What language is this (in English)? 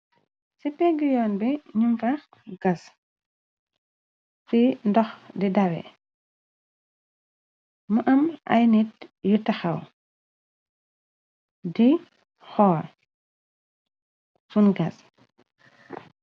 Wolof